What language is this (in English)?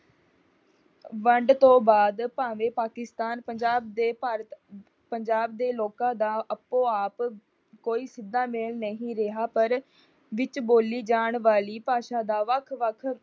Punjabi